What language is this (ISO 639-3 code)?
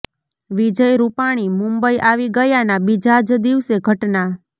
guj